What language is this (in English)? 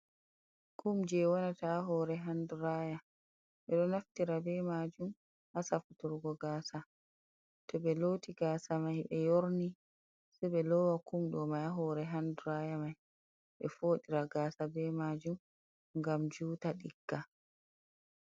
Fula